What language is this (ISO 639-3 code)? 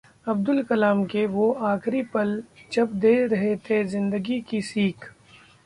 hin